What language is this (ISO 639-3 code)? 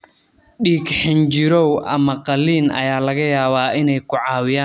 som